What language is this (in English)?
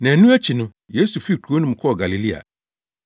Akan